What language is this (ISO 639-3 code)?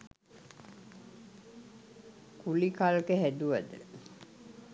sin